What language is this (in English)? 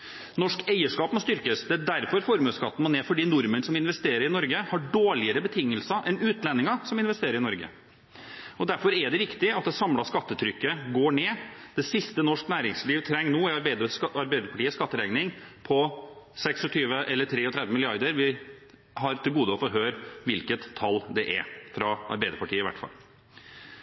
Norwegian Bokmål